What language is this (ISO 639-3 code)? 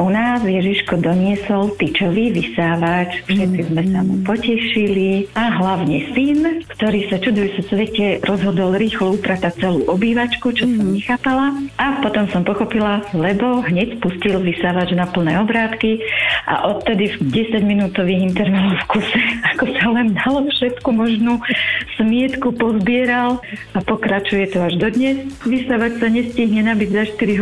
slk